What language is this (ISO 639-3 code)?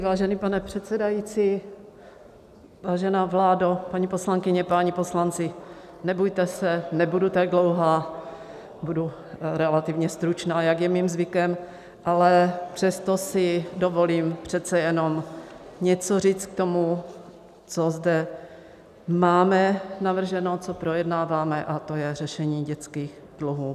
ces